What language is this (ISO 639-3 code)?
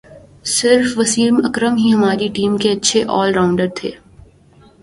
urd